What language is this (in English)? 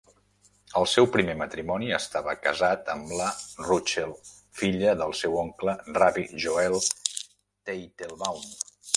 Catalan